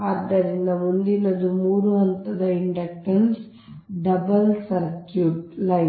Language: Kannada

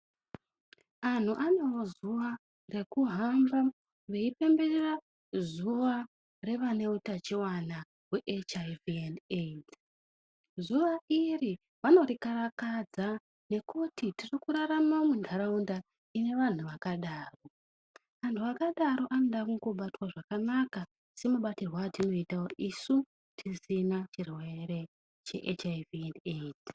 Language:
Ndau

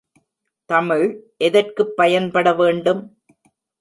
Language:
Tamil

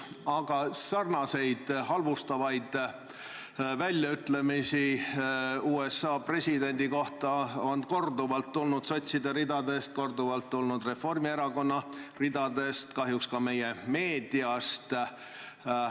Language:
Estonian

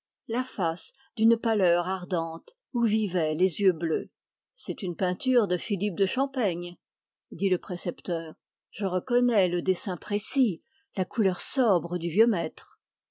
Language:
French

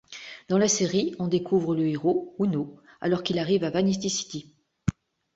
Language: French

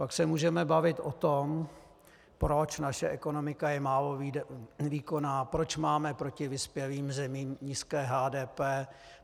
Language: Czech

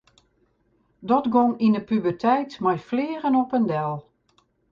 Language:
Western Frisian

